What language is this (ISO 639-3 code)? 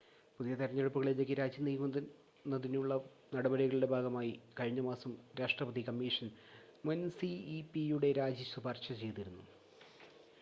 mal